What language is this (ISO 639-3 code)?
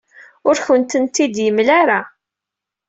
kab